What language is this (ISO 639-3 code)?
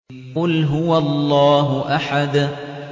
ara